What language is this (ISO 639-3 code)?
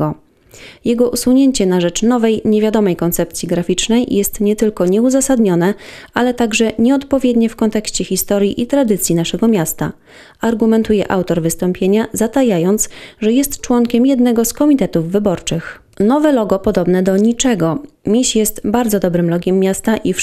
pol